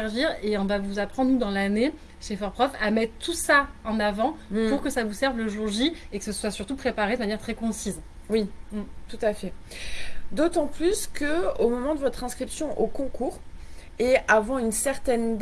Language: French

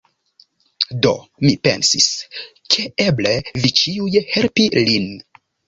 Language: Esperanto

